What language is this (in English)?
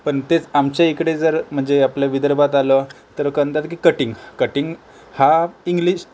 Marathi